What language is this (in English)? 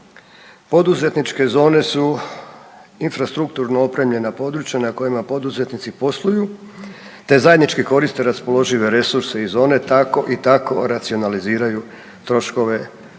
Croatian